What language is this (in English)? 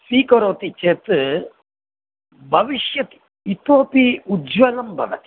Sanskrit